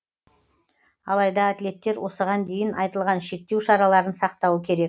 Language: Kazakh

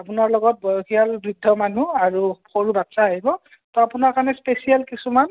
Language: Assamese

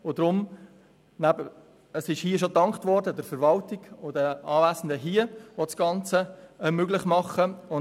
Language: Swiss German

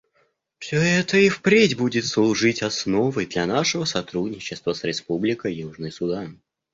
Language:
Russian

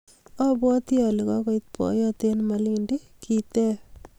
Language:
Kalenjin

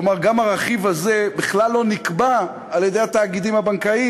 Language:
Hebrew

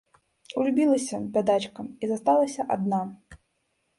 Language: Belarusian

